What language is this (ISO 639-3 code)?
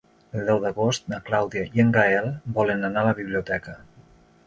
cat